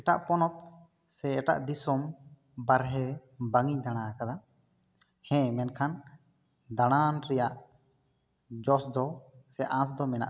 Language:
Santali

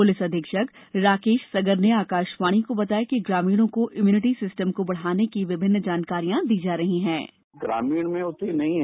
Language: Hindi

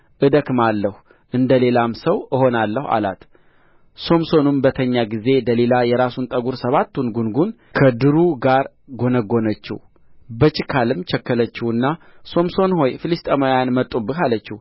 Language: Amharic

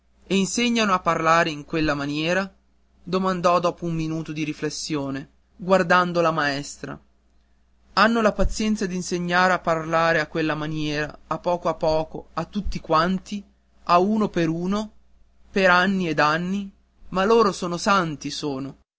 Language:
Italian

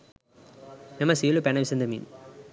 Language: Sinhala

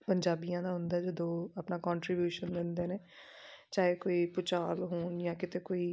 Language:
Punjabi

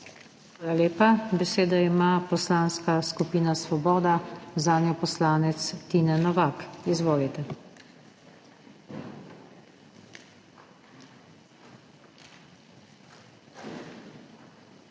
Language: Slovenian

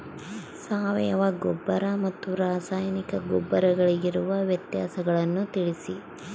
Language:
Kannada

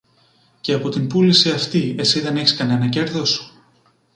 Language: Greek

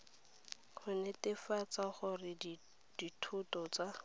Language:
Tswana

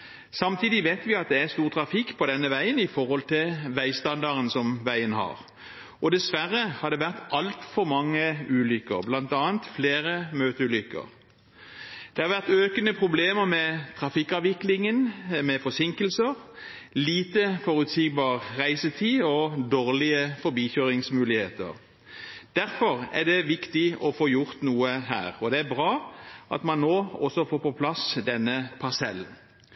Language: Norwegian Bokmål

